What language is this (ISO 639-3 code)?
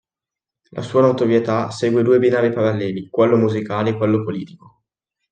ita